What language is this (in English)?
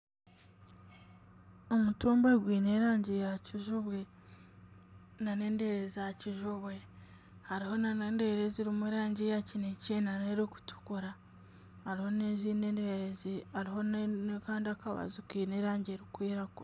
Nyankole